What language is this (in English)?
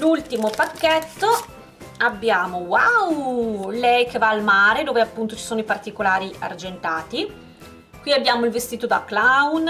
Italian